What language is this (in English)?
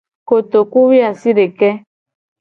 Gen